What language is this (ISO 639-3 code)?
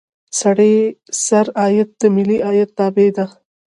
pus